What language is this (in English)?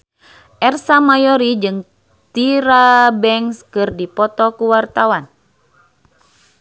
Sundanese